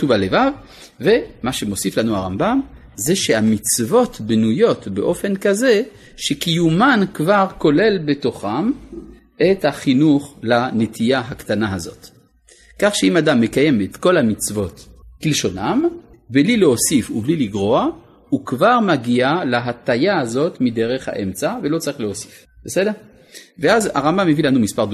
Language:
Hebrew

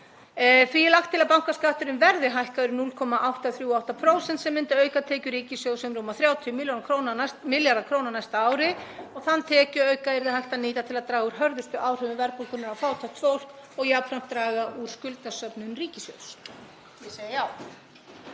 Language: Icelandic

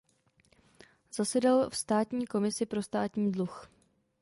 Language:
Czech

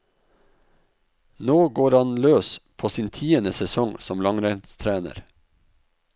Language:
Norwegian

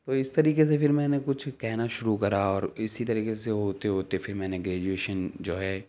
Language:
Urdu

